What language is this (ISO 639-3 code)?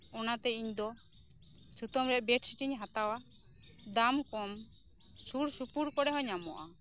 sat